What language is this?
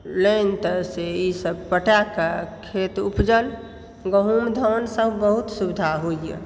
Maithili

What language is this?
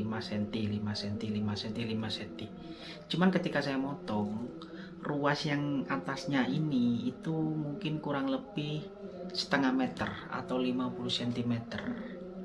Indonesian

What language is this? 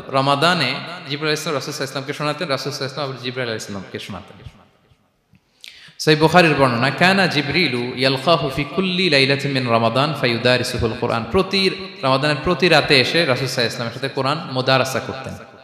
Arabic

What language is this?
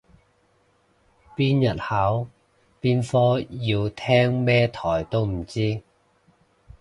Cantonese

